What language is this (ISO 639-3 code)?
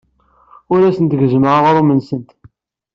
kab